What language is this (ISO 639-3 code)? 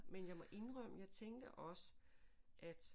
dan